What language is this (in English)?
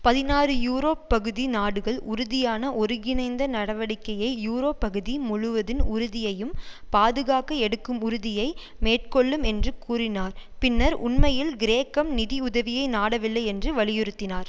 Tamil